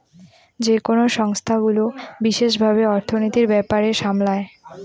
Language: Bangla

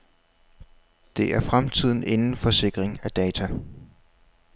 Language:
Danish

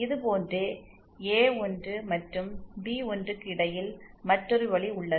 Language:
Tamil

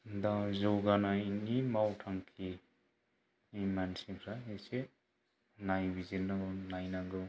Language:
Bodo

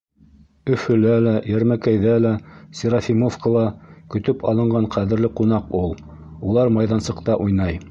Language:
Bashkir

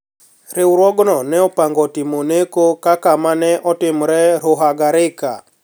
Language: Luo (Kenya and Tanzania)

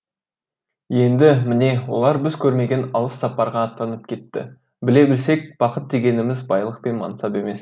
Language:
Kazakh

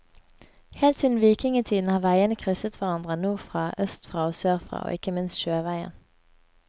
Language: Norwegian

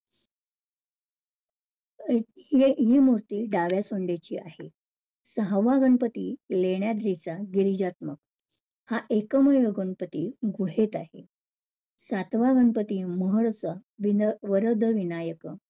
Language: Marathi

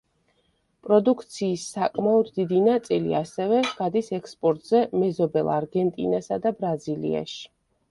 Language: Georgian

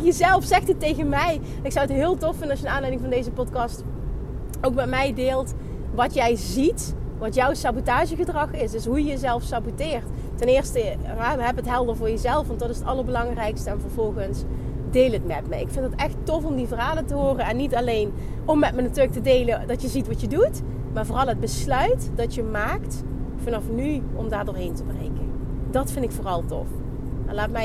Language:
Dutch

